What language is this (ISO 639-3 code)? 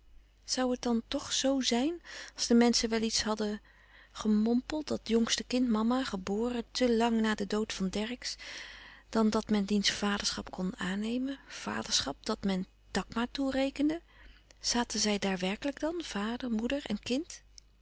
nld